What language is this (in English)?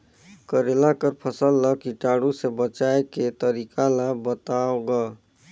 Chhattisgarhi